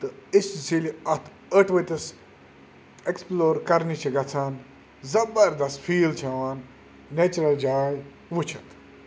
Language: Kashmiri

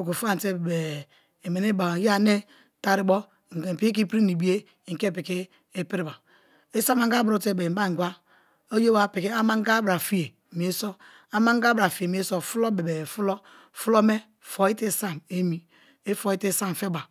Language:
Kalabari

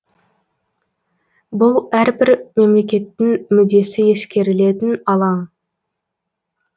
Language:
Kazakh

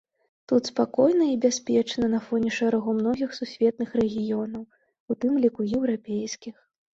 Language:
Belarusian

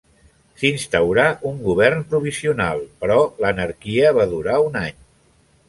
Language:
Catalan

